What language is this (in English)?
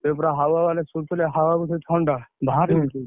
Odia